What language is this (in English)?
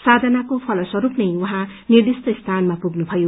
Nepali